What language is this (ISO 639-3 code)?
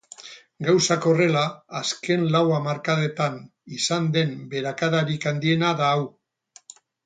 eus